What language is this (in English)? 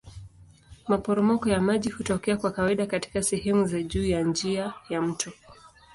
Swahili